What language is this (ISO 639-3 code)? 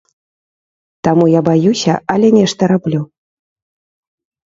bel